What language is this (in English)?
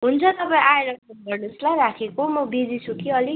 Nepali